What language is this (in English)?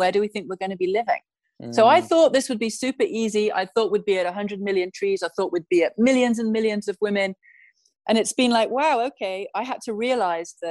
English